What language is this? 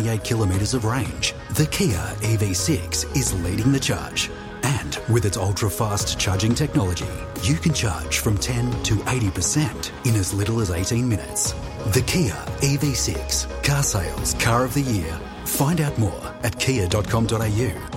English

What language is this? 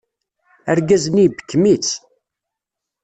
Kabyle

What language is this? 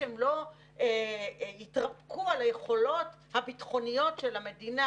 Hebrew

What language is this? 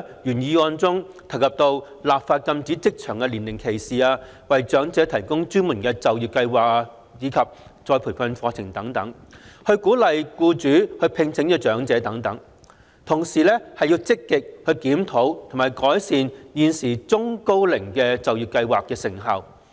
Cantonese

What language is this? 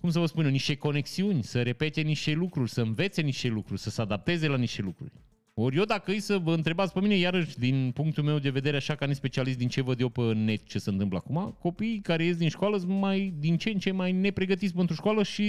Romanian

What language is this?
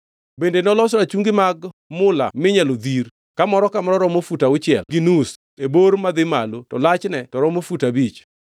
Luo (Kenya and Tanzania)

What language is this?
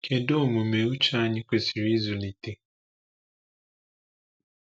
Igbo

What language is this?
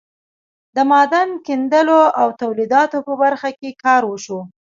Pashto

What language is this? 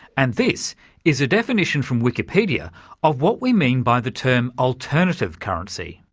English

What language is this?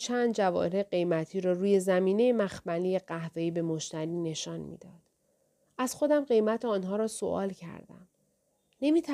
Persian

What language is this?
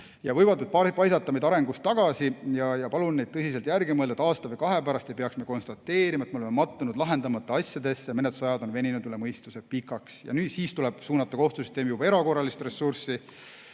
Estonian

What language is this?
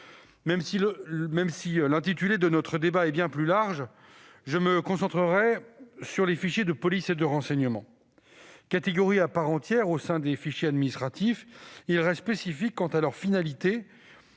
French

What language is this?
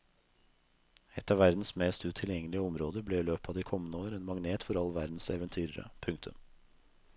Norwegian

